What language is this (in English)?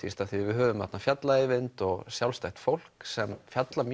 Icelandic